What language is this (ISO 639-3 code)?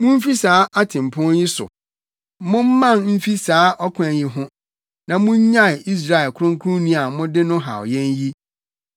aka